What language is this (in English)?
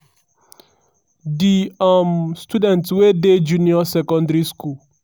Nigerian Pidgin